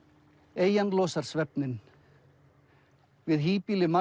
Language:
Icelandic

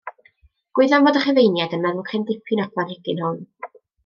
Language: Welsh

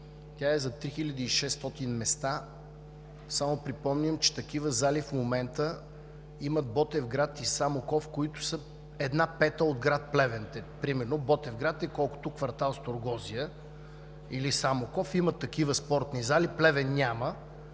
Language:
Bulgarian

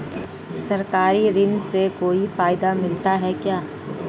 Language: Hindi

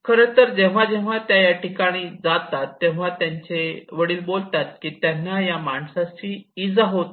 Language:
Marathi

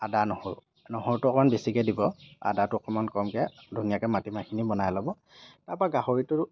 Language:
Assamese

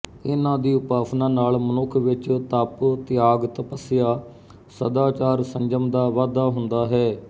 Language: Punjabi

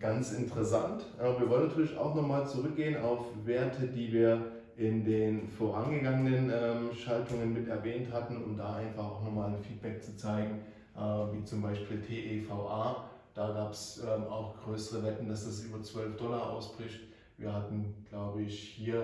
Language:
German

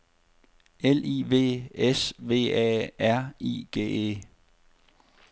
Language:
Danish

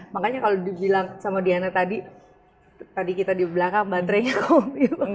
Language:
Indonesian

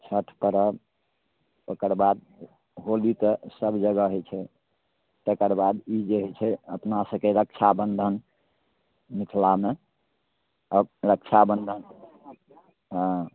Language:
Maithili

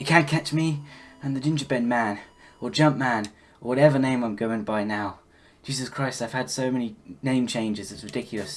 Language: English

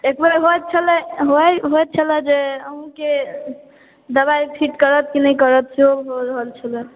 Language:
Maithili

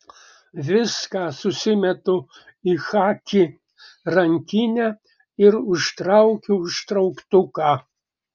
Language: Lithuanian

